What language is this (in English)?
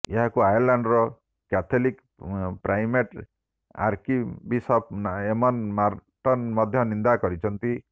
Odia